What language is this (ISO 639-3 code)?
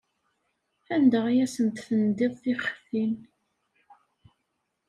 kab